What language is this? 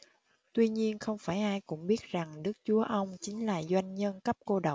Vietnamese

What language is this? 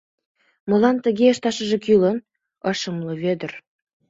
Mari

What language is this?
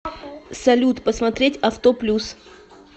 Russian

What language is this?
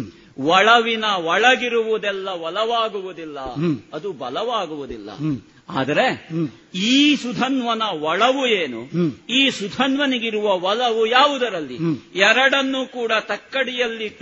Kannada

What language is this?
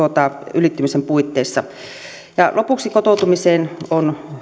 Finnish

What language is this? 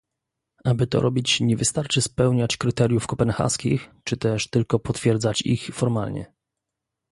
Polish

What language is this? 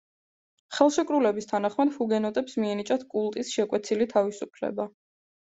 Georgian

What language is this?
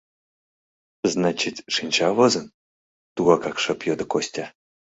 Mari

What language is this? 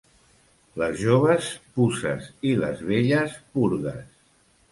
Catalan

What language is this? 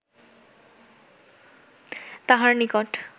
Bangla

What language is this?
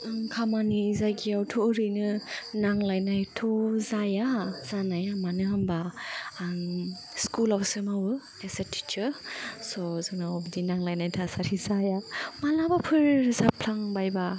Bodo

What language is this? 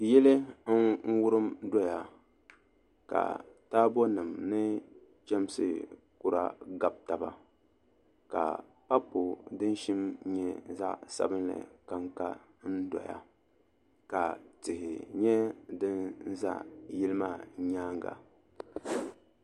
Dagbani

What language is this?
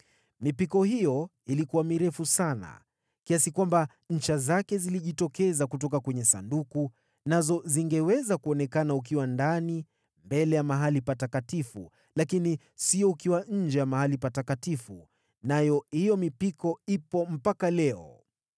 Swahili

